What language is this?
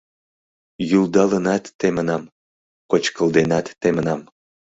Mari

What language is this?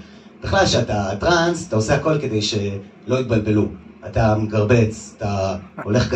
Hebrew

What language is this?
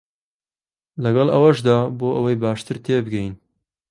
Central Kurdish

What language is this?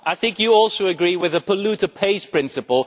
English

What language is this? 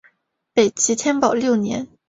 Chinese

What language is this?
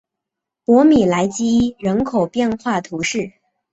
Chinese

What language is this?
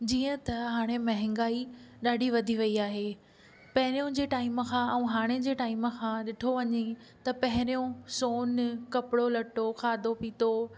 Sindhi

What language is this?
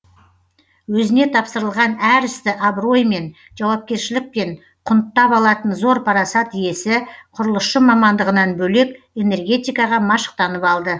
Kazakh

